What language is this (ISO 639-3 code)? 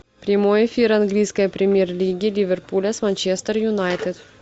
rus